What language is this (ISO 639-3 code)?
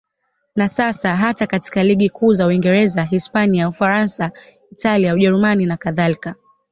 swa